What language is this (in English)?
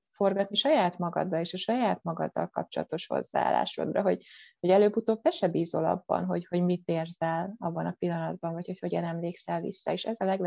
Hungarian